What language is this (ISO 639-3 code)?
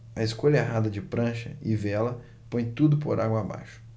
por